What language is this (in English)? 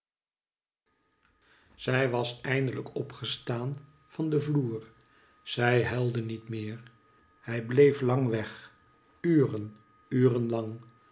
Dutch